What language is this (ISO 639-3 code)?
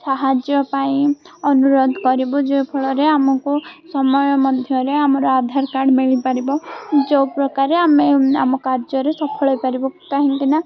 ori